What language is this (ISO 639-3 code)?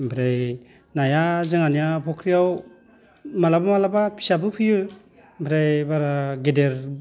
brx